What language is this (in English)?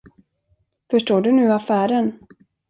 Swedish